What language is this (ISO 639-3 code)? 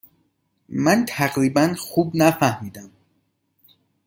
fas